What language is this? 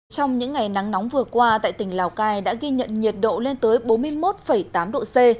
Vietnamese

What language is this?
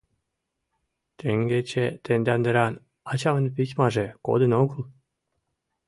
Mari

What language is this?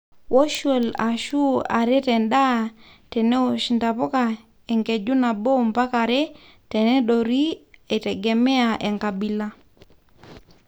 Masai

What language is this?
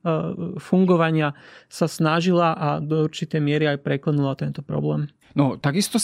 Slovak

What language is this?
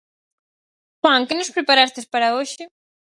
Galician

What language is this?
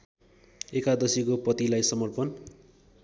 Nepali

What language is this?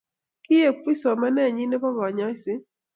Kalenjin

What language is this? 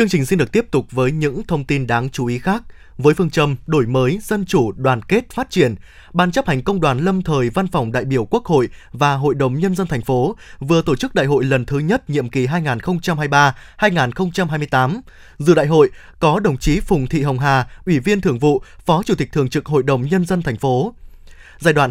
Vietnamese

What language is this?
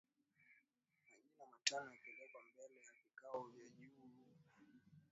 Swahili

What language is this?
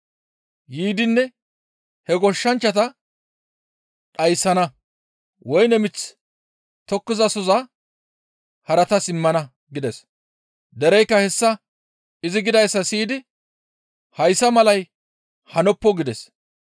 Gamo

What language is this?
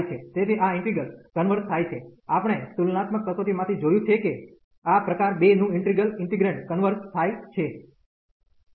Gujarati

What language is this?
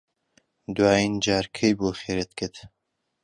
Central Kurdish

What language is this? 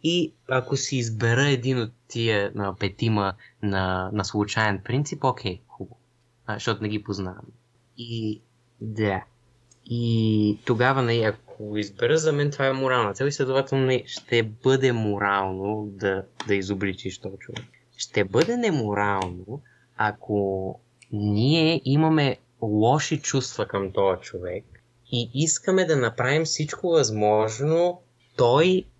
Bulgarian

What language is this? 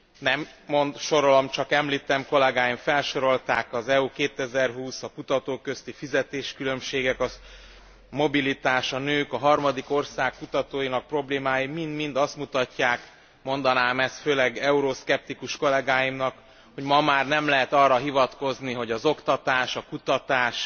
Hungarian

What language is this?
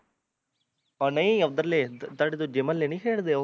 Punjabi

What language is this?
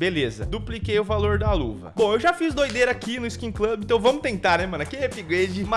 Portuguese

